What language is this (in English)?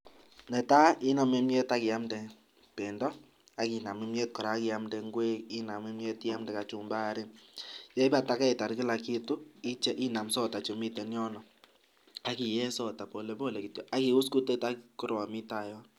Kalenjin